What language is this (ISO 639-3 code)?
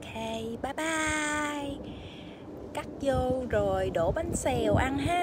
vie